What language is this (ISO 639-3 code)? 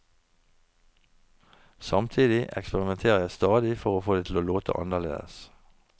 nor